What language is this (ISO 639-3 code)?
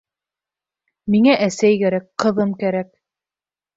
bak